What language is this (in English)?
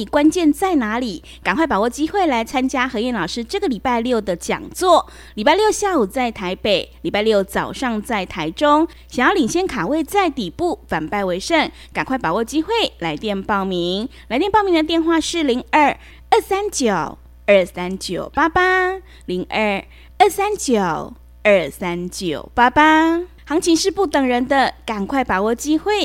Chinese